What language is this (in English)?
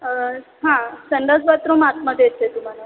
Marathi